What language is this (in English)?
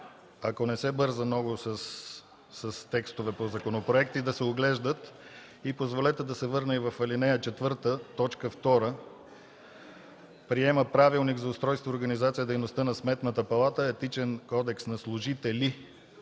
Bulgarian